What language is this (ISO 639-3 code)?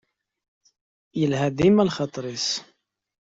kab